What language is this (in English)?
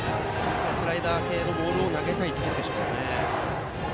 Japanese